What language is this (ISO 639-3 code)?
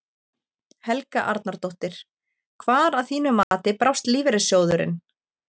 isl